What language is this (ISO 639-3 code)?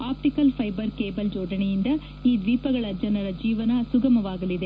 kan